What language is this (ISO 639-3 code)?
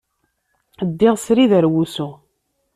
kab